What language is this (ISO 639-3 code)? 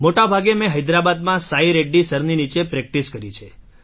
guj